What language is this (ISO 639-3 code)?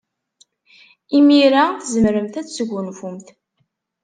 kab